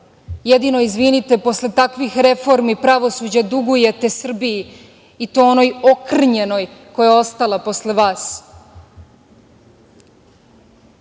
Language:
Serbian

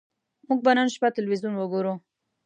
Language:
Pashto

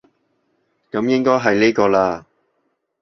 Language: Cantonese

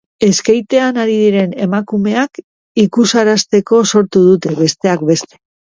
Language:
Basque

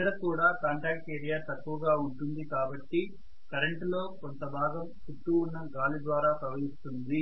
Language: Telugu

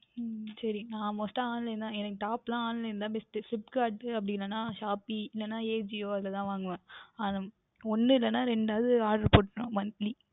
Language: Tamil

